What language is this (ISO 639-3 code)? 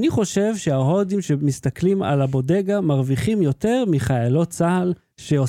heb